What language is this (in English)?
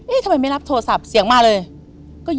Thai